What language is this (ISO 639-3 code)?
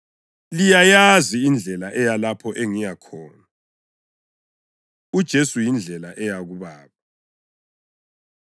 nde